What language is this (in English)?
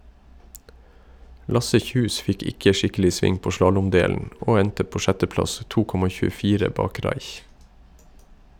Norwegian